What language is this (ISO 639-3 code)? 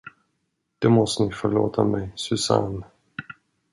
swe